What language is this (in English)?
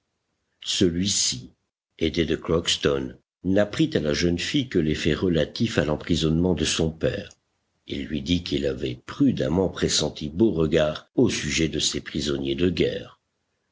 French